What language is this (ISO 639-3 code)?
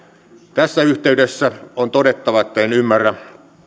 fin